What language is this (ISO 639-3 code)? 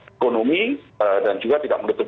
ind